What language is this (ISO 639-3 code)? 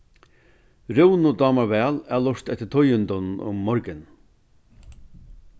fao